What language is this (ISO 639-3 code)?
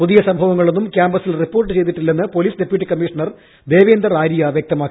mal